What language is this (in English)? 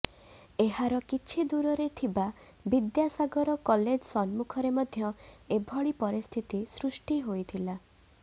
Odia